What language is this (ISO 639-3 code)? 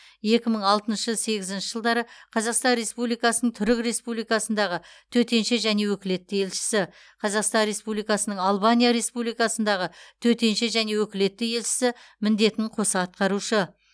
kaz